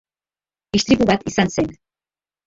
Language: Basque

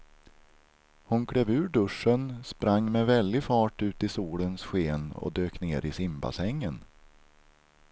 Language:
Swedish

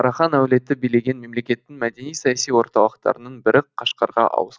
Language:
Kazakh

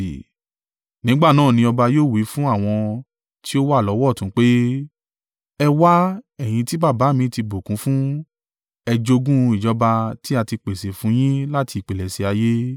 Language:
Yoruba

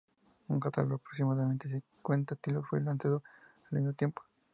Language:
Spanish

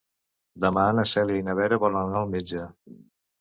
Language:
Catalan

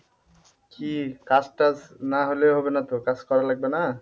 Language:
Bangla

